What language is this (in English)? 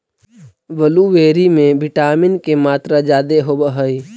Magahi